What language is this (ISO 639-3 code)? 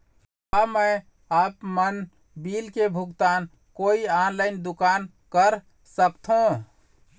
hne